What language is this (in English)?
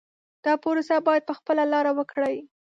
Pashto